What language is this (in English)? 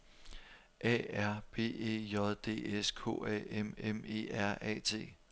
Danish